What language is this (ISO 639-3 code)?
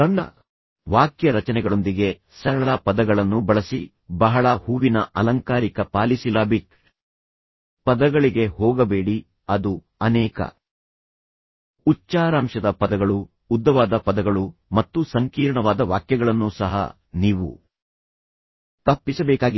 kan